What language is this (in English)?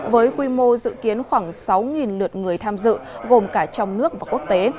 Vietnamese